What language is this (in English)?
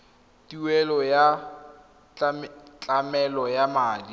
Tswana